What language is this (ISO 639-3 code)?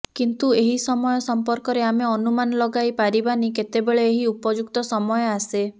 ori